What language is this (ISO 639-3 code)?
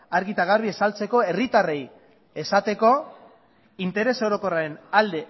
eus